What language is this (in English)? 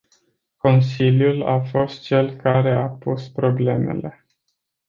Romanian